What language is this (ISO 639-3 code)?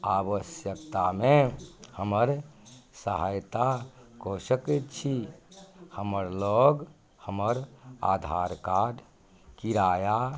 mai